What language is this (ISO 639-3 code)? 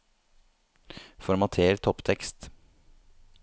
nor